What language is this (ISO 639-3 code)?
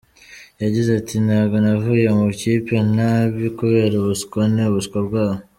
kin